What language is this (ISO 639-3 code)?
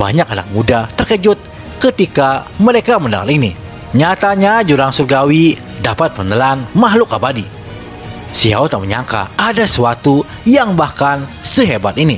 ind